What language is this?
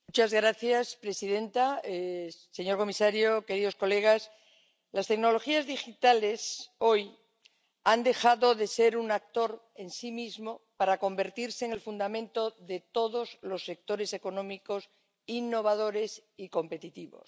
Spanish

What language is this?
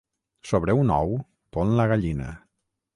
Catalan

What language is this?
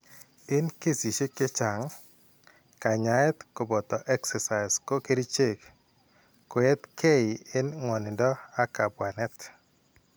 Kalenjin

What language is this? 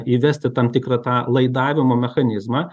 Lithuanian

